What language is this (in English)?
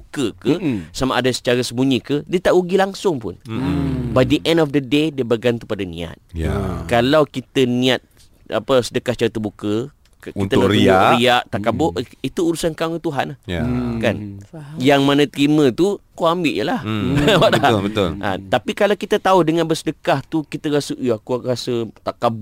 Malay